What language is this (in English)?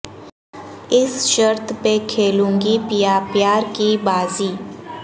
Urdu